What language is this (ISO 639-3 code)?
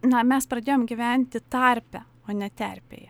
lit